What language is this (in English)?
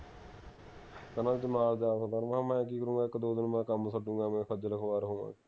Punjabi